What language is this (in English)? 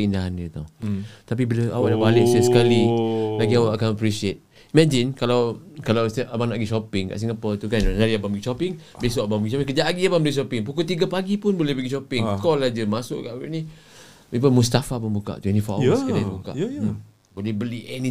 Malay